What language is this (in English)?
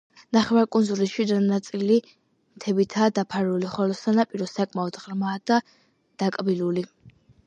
Georgian